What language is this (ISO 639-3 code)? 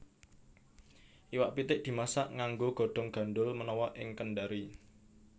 jav